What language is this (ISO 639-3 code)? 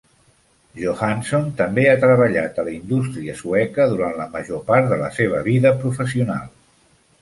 cat